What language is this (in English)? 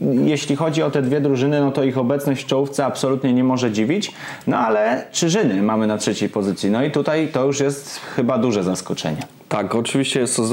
Polish